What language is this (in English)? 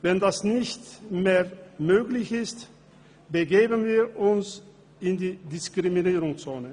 Swiss German